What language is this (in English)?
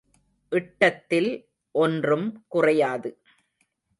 Tamil